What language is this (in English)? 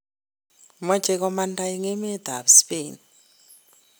Kalenjin